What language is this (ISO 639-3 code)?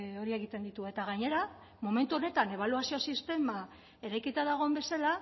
eus